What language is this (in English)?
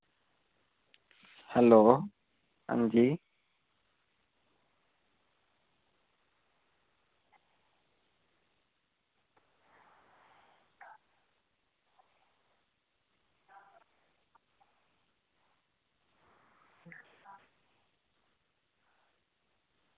Dogri